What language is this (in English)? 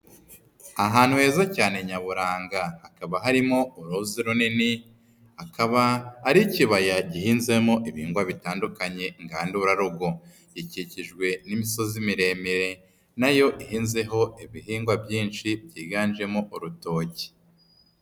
Kinyarwanda